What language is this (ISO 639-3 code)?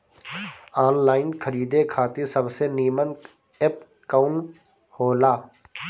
bho